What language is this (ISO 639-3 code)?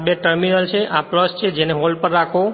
guj